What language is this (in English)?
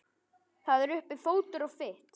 Icelandic